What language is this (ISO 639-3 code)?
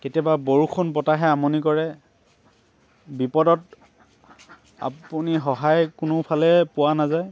asm